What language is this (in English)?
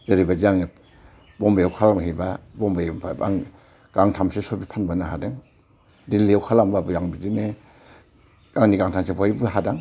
Bodo